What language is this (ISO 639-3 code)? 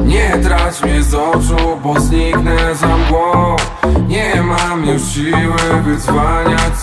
pol